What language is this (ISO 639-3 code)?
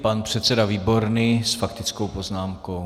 ces